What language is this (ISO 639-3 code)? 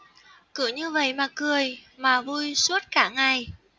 vie